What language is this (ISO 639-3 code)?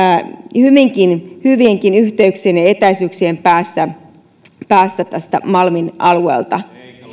fin